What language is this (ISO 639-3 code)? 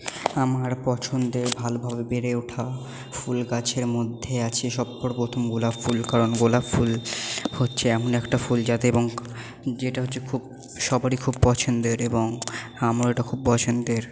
ben